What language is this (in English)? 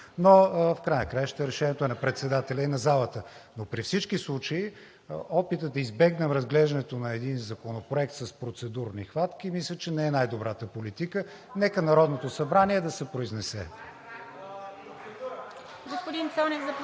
Bulgarian